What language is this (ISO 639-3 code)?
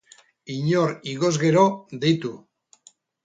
eus